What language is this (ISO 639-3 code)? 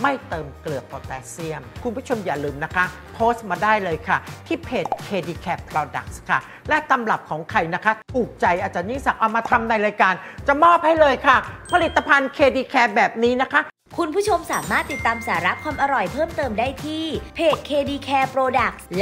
tha